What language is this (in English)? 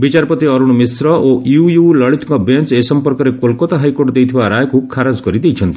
Odia